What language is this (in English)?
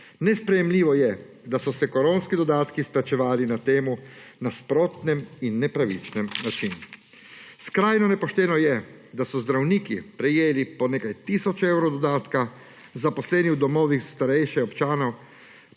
Slovenian